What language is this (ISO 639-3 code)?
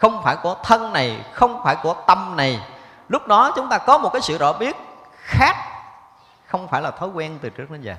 vie